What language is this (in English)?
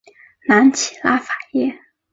Chinese